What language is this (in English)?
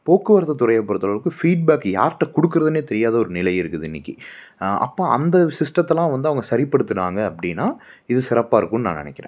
Tamil